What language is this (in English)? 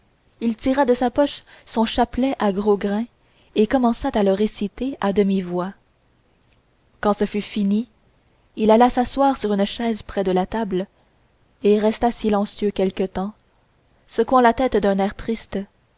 French